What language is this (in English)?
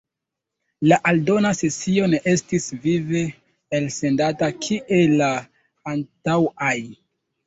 Esperanto